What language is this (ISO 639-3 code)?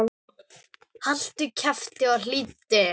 isl